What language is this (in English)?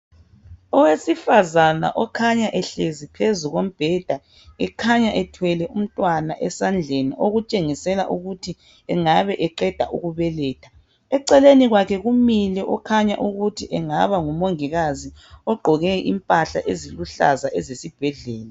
North Ndebele